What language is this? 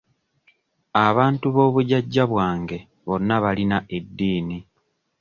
Ganda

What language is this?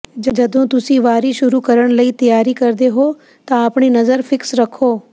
Punjabi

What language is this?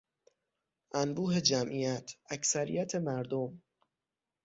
Persian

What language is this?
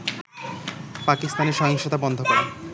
Bangla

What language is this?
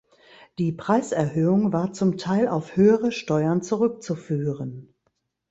German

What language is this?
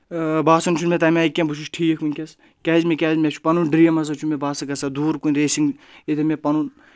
Kashmiri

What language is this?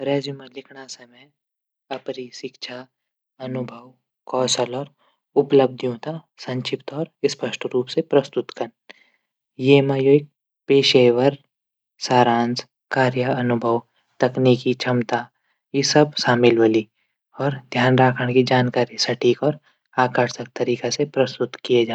Garhwali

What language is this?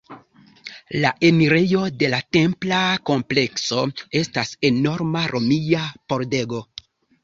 Esperanto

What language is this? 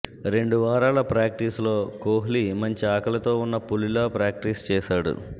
Telugu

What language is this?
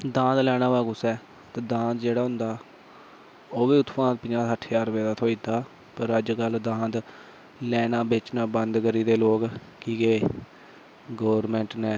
Dogri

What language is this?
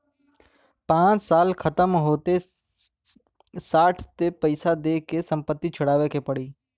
Bhojpuri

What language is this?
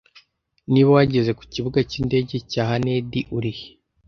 Kinyarwanda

